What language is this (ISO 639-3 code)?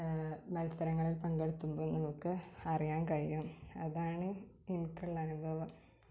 mal